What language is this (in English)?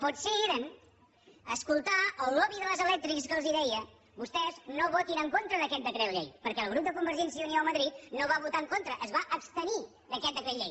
Catalan